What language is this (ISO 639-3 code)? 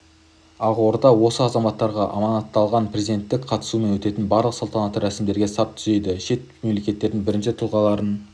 kaz